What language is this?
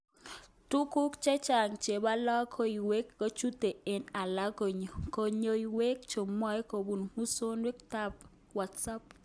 Kalenjin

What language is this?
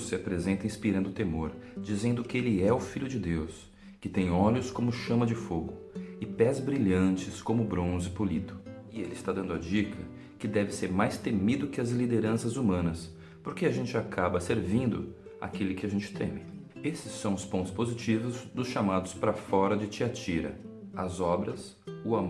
Portuguese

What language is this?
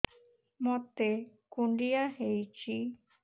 Odia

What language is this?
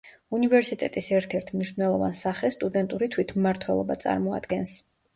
Georgian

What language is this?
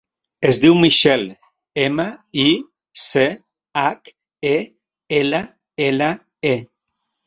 Catalan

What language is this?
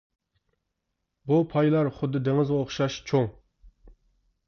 Uyghur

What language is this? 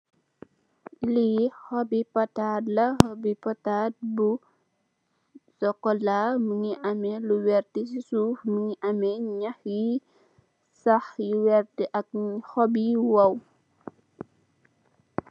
Wolof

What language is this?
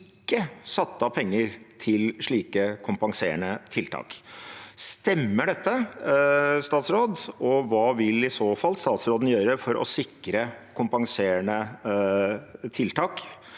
Norwegian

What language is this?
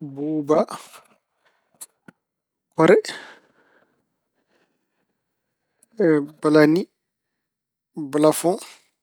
Fula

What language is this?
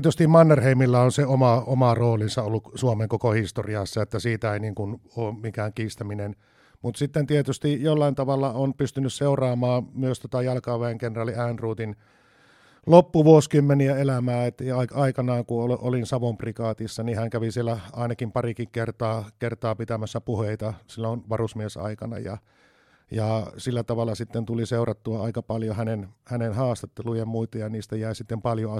Finnish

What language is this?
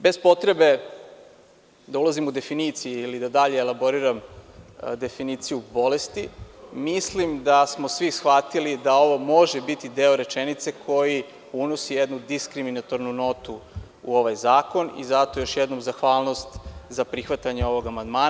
Serbian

